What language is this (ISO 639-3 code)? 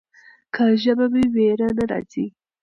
pus